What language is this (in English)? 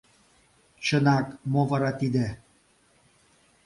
Mari